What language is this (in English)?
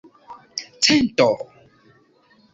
Esperanto